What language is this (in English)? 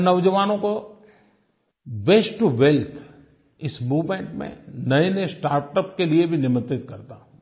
Hindi